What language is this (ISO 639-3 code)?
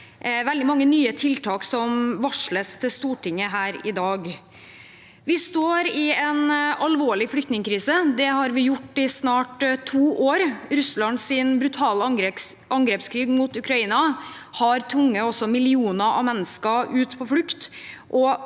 nor